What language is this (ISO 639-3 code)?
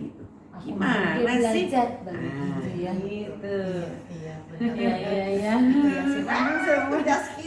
ind